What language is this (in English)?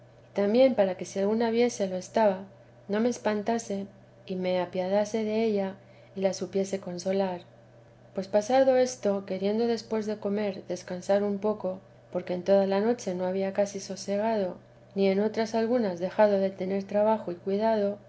Spanish